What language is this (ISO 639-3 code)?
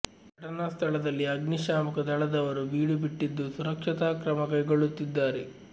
kan